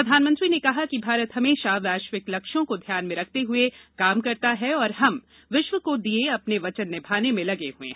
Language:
Hindi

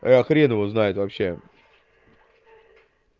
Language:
Russian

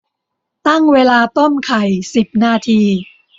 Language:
Thai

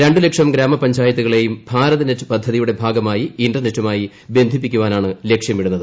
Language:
Malayalam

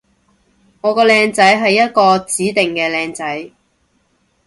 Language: Cantonese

